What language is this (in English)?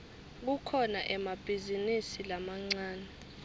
Swati